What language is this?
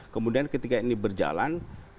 Indonesian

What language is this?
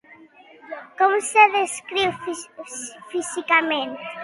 Catalan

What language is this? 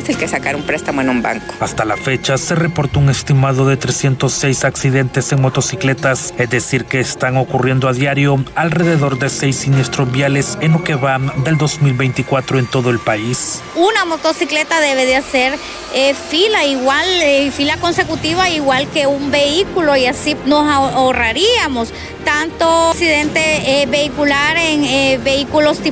Spanish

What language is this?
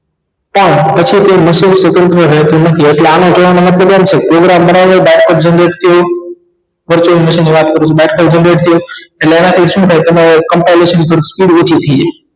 Gujarati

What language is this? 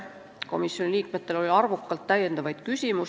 Estonian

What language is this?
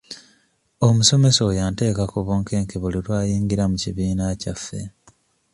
Ganda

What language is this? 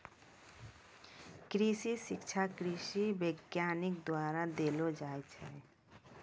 Maithili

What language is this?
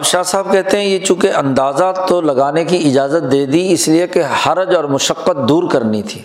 Urdu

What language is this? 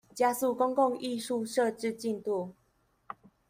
Chinese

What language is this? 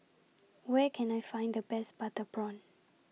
English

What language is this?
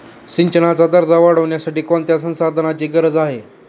Marathi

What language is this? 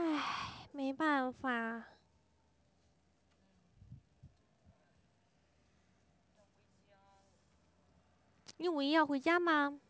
Chinese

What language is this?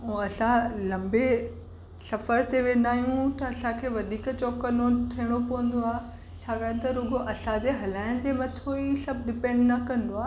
Sindhi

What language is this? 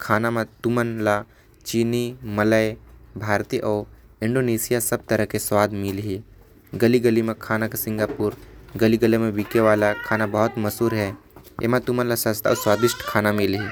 Korwa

